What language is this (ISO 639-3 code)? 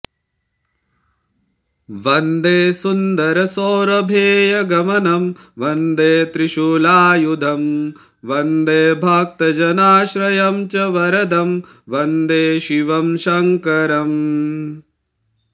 san